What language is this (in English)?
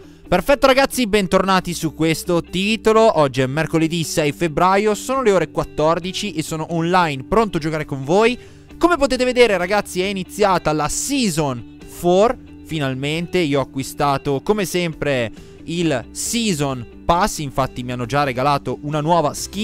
Italian